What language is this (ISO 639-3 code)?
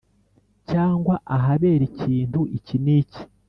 kin